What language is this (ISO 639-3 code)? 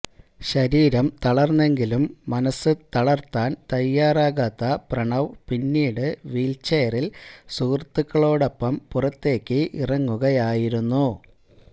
mal